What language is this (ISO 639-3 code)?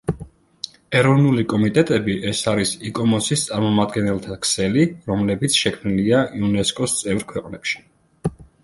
kat